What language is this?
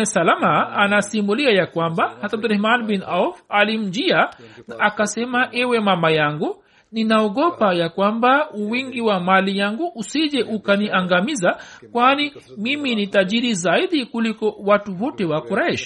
Swahili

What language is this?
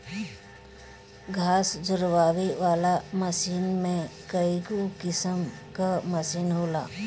Bhojpuri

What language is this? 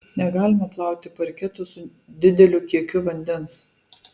Lithuanian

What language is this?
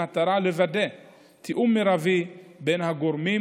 Hebrew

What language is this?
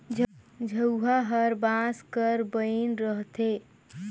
Chhattisgarhi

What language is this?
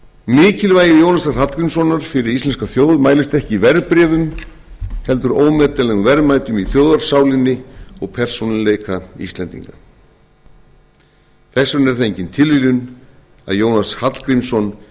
Icelandic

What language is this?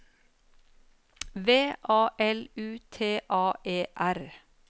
Norwegian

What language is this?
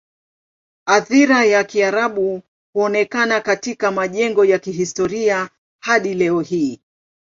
Swahili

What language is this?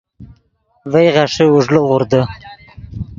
Yidgha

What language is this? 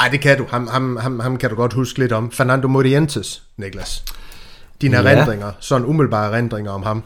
Danish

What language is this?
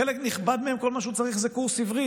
Hebrew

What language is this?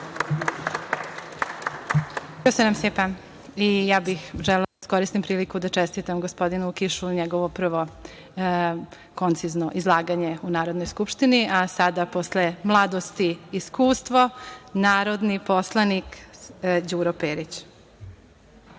Serbian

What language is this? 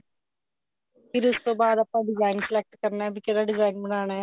Punjabi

